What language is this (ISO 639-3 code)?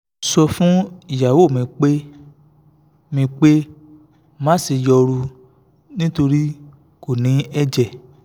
yor